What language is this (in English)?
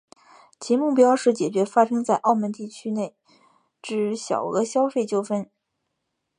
Chinese